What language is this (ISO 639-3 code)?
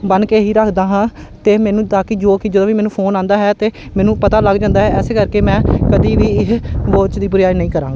pan